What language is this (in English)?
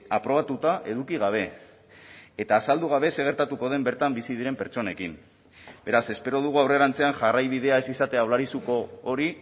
Basque